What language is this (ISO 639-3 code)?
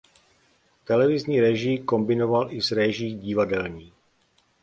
ces